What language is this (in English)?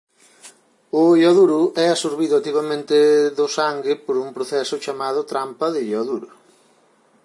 Galician